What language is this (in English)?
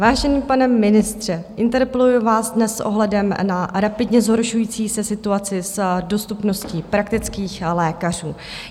Czech